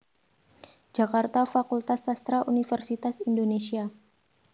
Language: Javanese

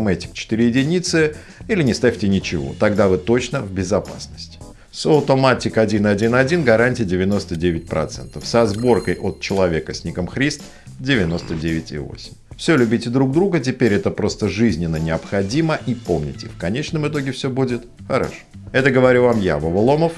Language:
Russian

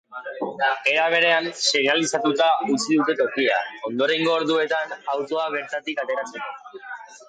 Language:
Basque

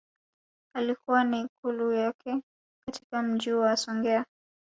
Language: Swahili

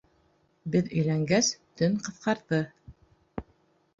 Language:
Bashkir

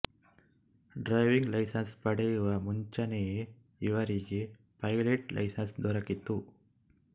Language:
Kannada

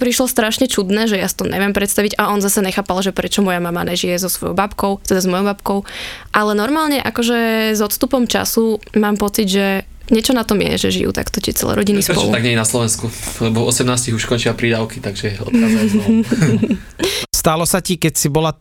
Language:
Slovak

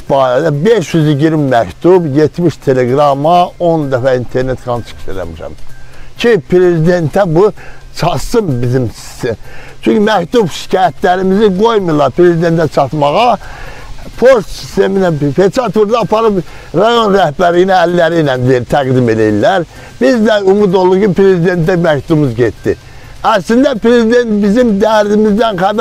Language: Turkish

